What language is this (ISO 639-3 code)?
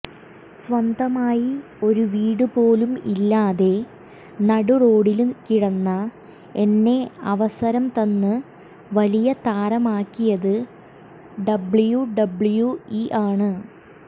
mal